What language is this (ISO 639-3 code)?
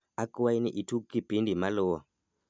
luo